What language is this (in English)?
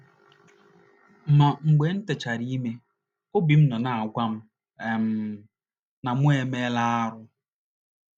Igbo